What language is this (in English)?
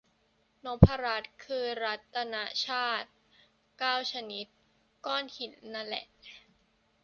Thai